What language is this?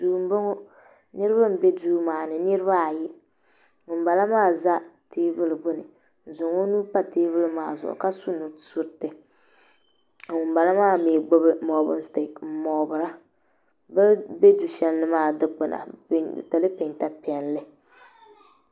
Dagbani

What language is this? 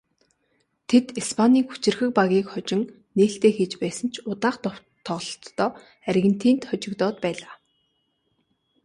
Mongolian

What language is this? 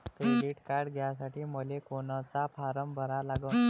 Marathi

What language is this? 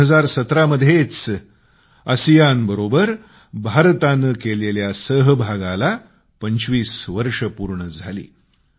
Marathi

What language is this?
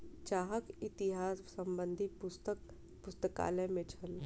Maithili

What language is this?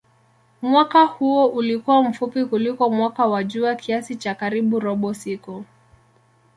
Swahili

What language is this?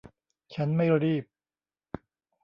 Thai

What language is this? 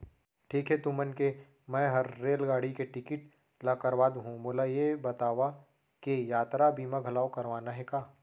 Chhattisgarhi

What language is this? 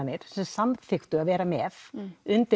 Icelandic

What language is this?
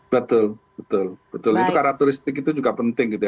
Indonesian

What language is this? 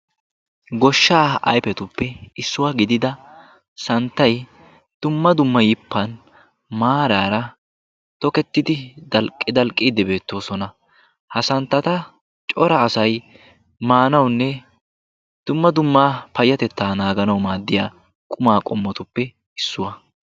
Wolaytta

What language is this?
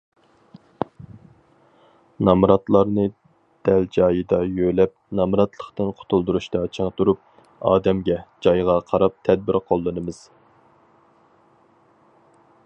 Uyghur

